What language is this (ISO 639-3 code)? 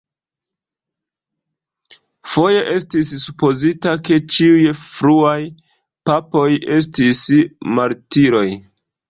epo